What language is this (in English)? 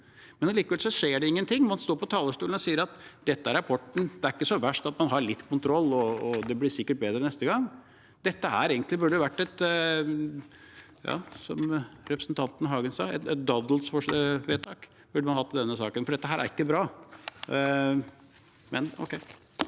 Norwegian